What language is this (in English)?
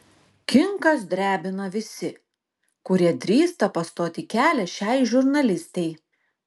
Lithuanian